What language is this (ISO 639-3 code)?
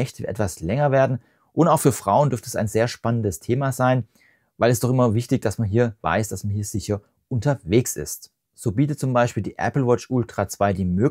deu